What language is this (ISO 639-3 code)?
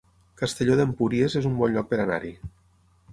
cat